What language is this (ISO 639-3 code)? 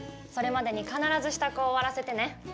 jpn